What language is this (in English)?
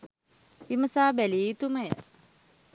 Sinhala